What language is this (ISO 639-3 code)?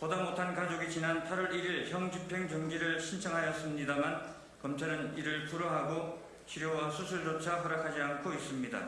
kor